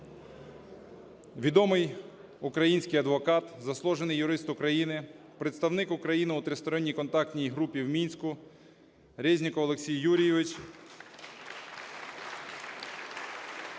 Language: Ukrainian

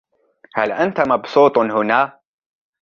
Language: Arabic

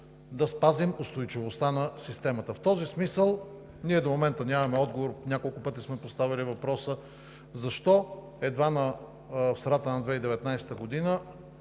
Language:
Bulgarian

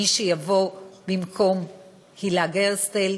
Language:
Hebrew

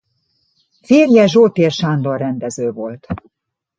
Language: Hungarian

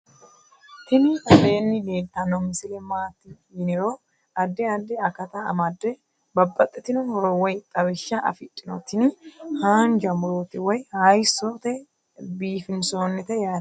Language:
Sidamo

